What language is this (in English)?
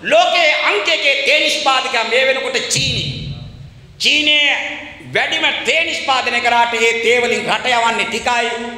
Indonesian